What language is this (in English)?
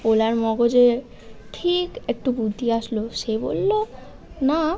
Bangla